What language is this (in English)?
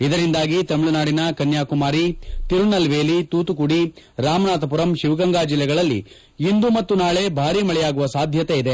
Kannada